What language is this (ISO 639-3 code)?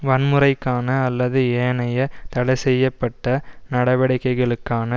tam